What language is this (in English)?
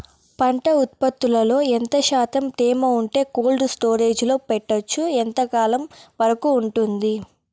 Telugu